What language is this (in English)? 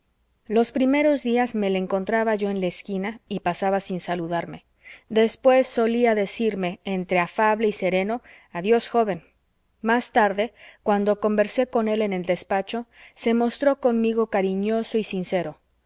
Spanish